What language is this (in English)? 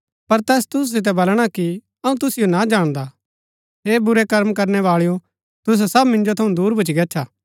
Gaddi